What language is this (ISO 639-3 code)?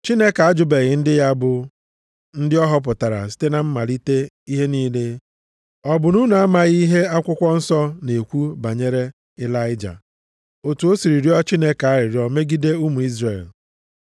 ibo